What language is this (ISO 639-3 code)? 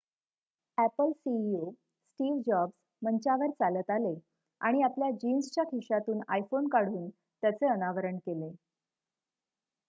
mar